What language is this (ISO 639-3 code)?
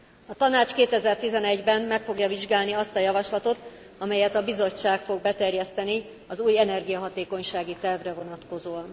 hun